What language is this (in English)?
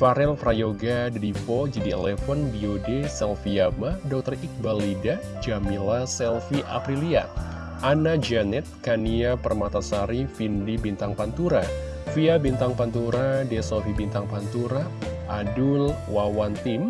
Indonesian